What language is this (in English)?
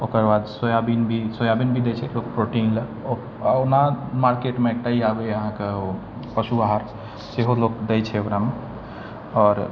Maithili